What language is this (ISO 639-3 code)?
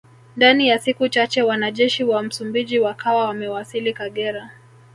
swa